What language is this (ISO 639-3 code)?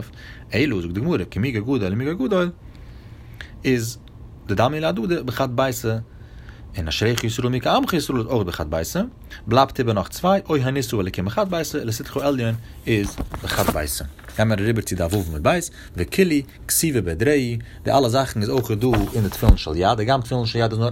heb